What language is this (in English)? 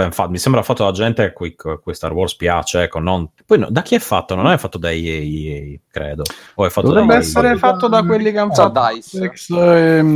Italian